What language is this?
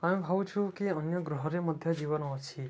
Odia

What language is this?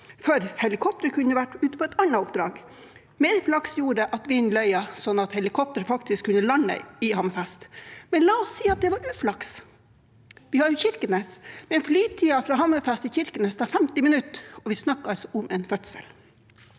Norwegian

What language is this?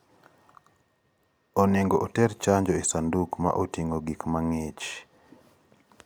Luo (Kenya and Tanzania)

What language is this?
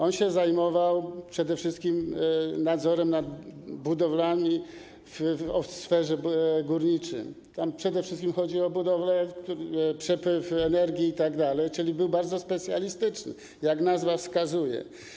Polish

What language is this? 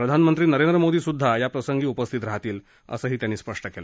Marathi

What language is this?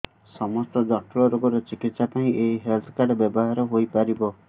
Odia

